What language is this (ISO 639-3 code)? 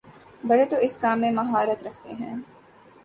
urd